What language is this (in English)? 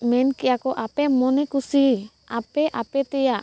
Santali